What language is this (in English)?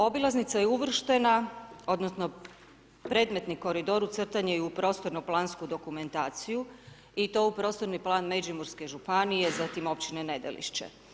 Croatian